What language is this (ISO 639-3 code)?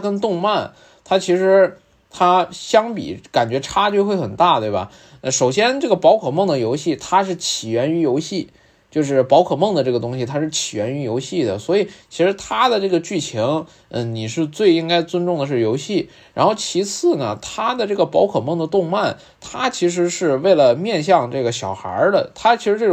zho